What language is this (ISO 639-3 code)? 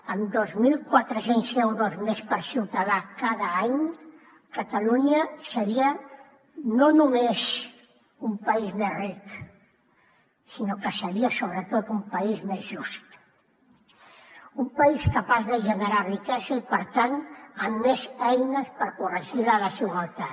cat